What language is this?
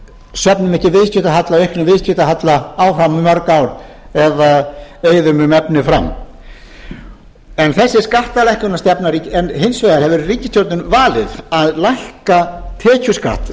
Icelandic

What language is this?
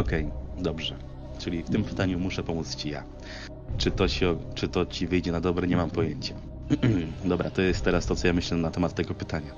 Polish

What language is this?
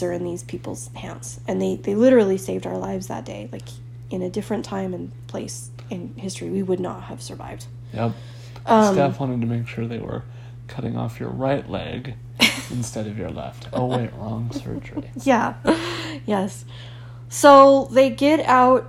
English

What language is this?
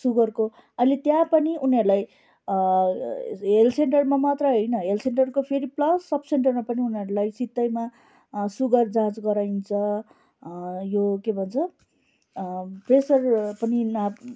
Nepali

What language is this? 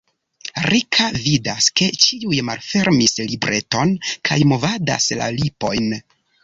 Esperanto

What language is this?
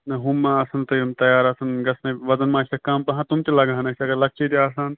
Kashmiri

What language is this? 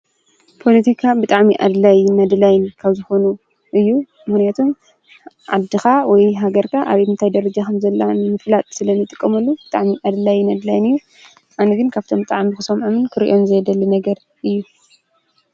Tigrinya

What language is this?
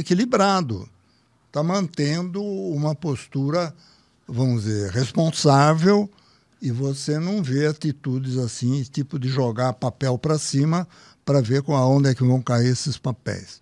Portuguese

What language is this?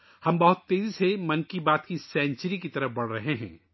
Urdu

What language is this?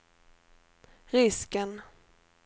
Swedish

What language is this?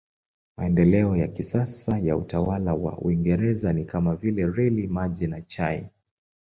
Swahili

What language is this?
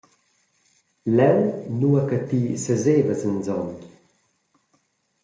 Romansh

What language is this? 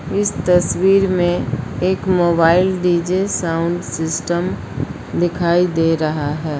Hindi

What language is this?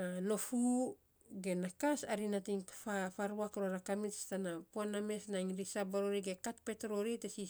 Saposa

